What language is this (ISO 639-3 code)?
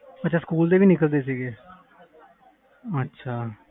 pan